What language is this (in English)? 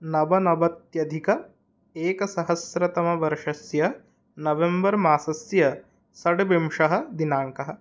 Sanskrit